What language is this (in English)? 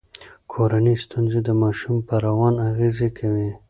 Pashto